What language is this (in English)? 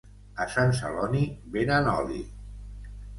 Catalan